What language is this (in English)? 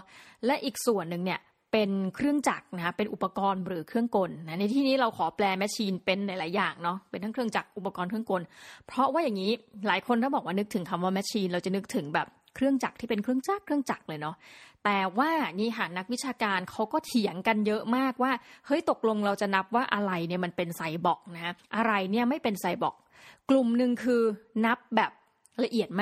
Thai